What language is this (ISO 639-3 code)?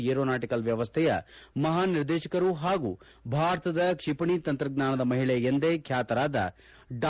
kan